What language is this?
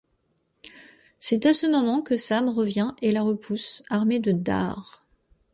French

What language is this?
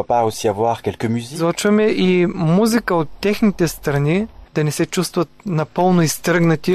Bulgarian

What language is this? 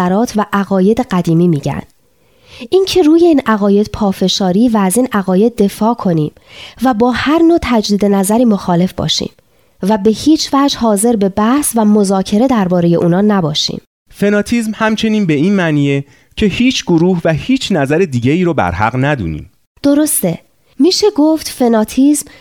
Persian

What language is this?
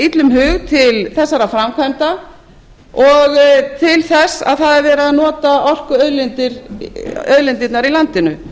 Icelandic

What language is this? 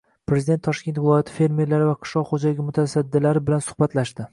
Uzbek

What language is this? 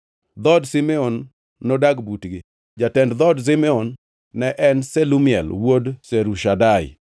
Luo (Kenya and Tanzania)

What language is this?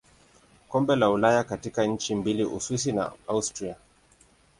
Swahili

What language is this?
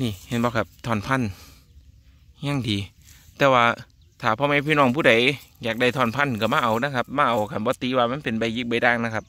Thai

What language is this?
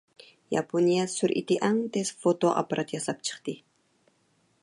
Uyghur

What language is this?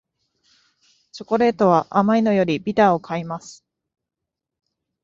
Japanese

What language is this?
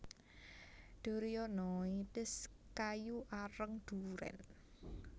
Javanese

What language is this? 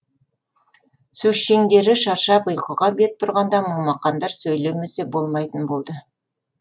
Kazakh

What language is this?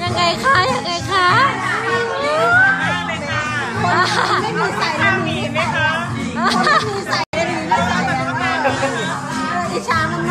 Thai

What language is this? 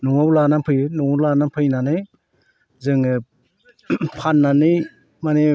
Bodo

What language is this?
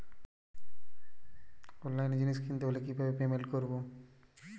Bangla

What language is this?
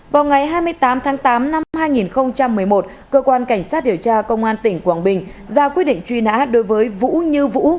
Vietnamese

